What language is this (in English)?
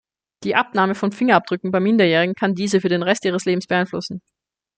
German